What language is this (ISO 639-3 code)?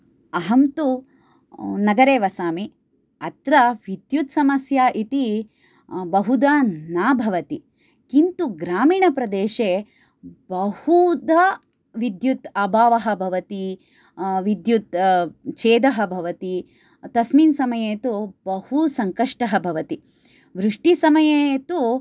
san